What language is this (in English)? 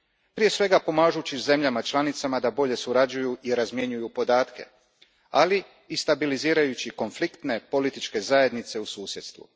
Croatian